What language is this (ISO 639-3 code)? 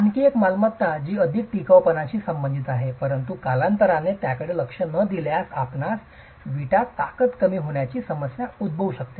mar